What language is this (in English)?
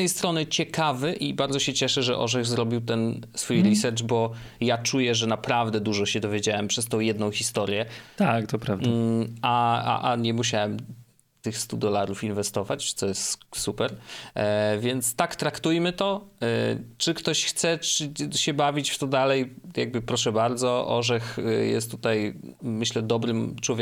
Polish